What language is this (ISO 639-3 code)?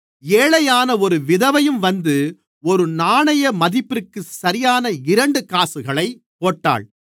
tam